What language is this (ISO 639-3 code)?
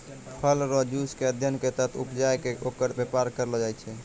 mai